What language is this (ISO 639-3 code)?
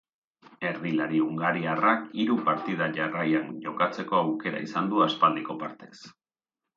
eus